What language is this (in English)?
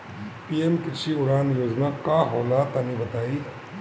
Bhojpuri